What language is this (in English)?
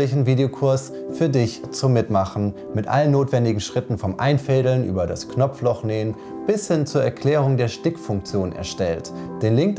German